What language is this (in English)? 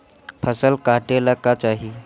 Bhojpuri